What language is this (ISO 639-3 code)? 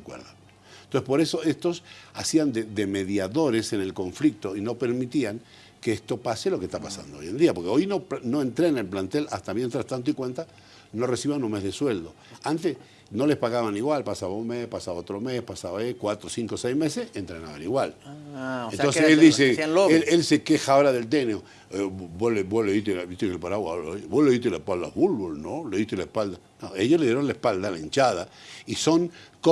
spa